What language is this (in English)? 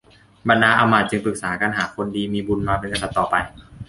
Thai